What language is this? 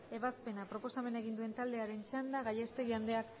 Basque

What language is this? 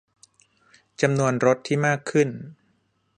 Thai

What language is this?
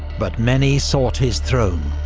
English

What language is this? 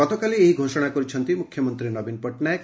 Odia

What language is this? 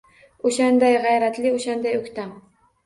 Uzbek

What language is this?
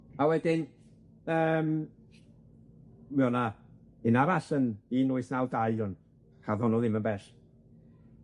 Welsh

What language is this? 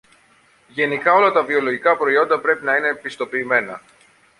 Greek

